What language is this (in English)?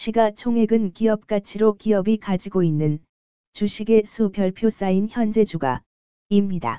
Korean